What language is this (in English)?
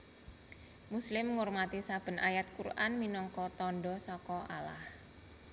Javanese